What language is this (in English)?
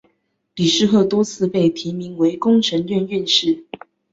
Chinese